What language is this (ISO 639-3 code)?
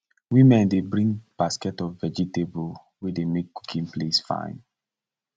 pcm